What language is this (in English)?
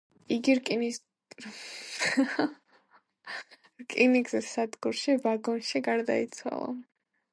Georgian